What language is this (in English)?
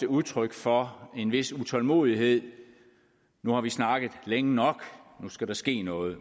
Danish